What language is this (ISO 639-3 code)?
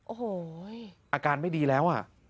tha